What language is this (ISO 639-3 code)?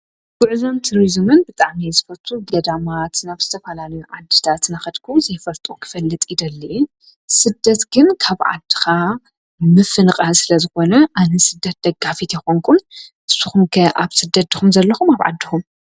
tir